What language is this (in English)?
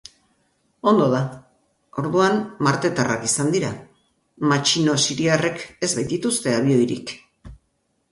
Basque